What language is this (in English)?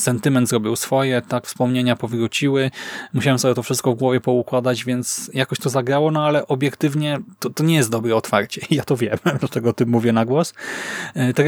Polish